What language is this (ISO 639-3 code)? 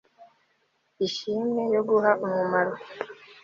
kin